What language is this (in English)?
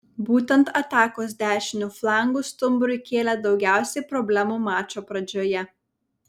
Lithuanian